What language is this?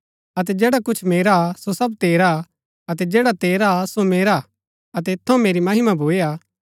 Gaddi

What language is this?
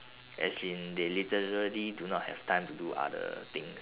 English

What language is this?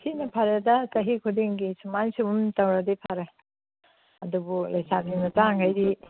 Manipuri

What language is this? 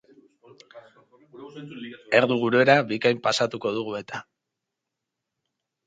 Basque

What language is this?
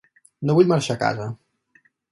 Catalan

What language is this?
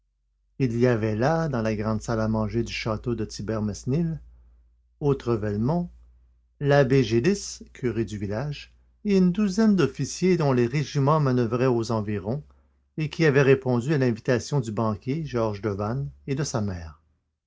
French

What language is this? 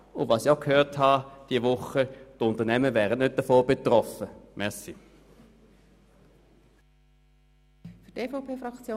Swiss German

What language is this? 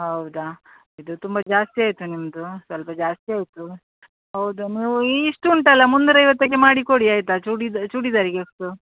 Kannada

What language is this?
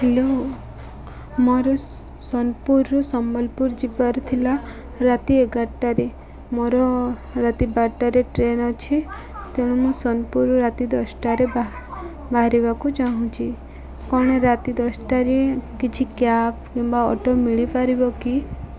Odia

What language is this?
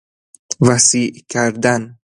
Persian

